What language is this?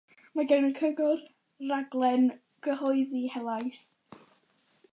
Welsh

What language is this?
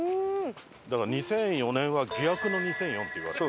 Japanese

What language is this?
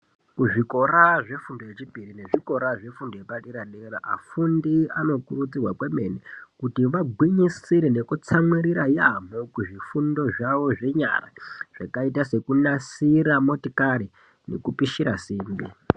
Ndau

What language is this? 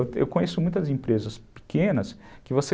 Portuguese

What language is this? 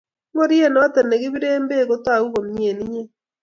Kalenjin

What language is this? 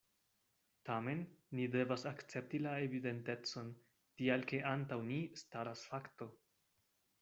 Esperanto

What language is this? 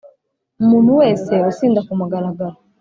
Kinyarwanda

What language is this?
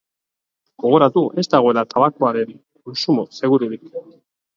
Basque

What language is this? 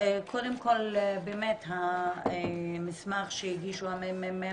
Hebrew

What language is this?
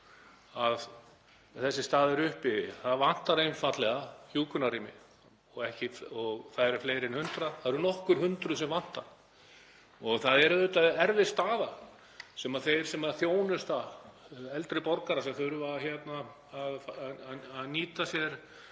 Icelandic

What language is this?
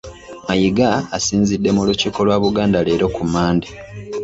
Ganda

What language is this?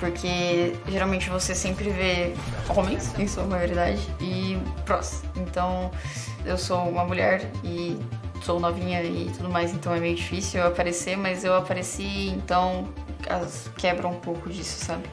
Portuguese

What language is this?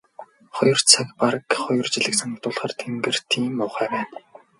Mongolian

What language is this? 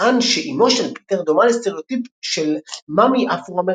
Hebrew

